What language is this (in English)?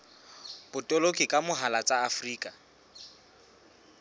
Southern Sotho